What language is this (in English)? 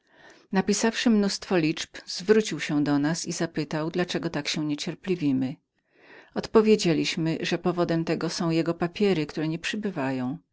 Polish